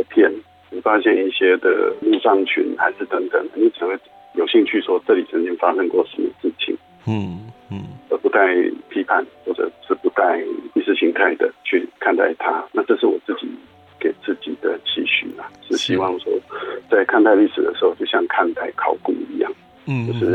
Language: Chinese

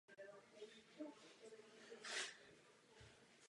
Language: Czech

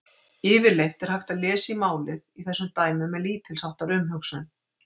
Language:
Icelandic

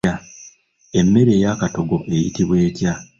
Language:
Ganda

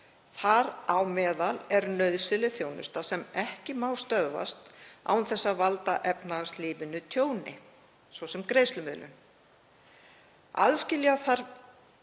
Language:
Icelandic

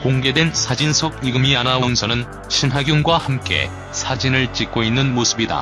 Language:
Korean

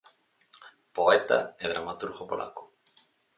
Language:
Galician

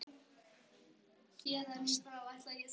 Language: Icelandic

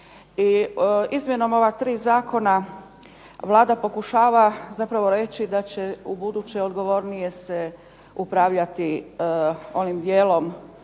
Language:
Croatian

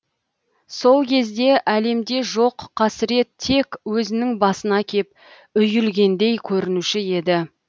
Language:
Kazakh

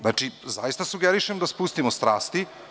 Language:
Serbian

